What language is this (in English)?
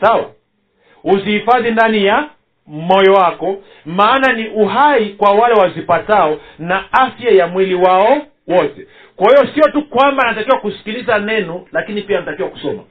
Swahili